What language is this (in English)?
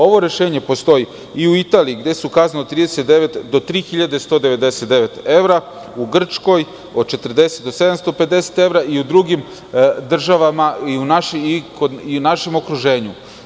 Serbian